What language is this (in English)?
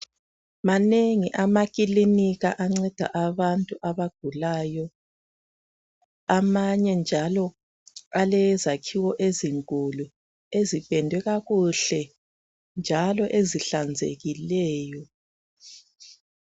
North Ndebele